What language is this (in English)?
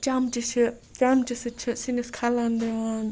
Kashmiri